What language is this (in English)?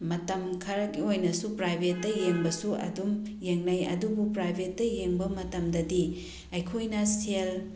Manipuri